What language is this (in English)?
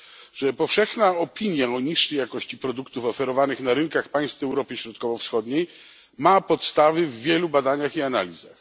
Polish